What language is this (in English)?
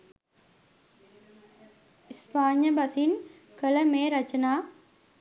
Sinhala